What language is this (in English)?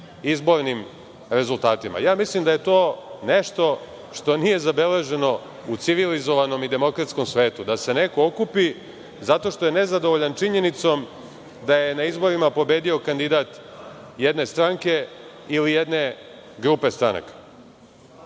Serbian